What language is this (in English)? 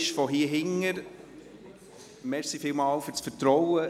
Swiss German